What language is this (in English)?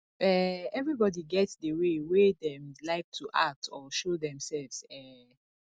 Nigerian Pidgin